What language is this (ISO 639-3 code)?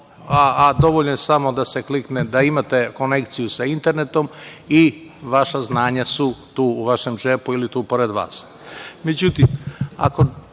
srp